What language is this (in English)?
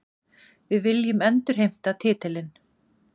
Icelandic